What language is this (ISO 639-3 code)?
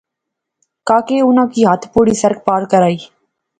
phr